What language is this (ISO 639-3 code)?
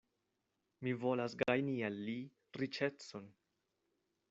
epo